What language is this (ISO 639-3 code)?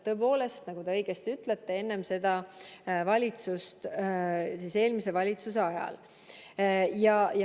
est